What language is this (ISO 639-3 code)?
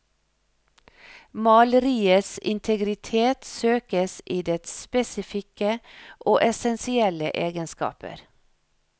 nor